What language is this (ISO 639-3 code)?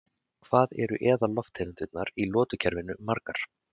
isl